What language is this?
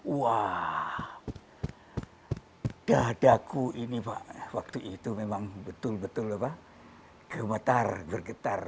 Indonesian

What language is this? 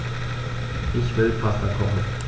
German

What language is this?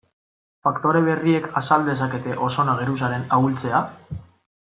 Basque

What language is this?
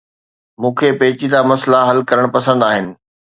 Sindhi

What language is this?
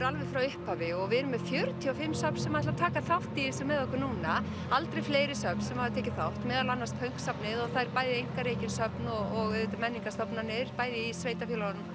Icelandic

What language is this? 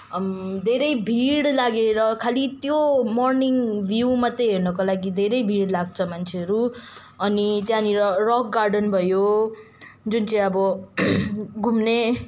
Nepali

